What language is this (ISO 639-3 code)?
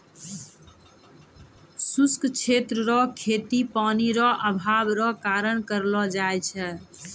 mai